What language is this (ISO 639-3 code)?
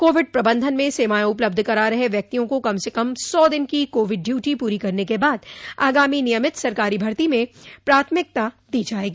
hin